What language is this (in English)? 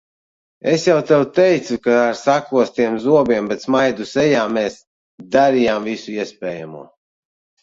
Latvian